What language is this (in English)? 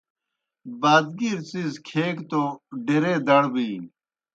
Kohistani Shina